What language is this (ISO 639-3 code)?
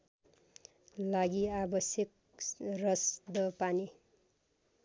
nep